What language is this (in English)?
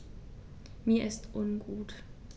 German